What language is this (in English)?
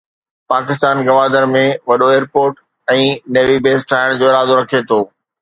Sindhi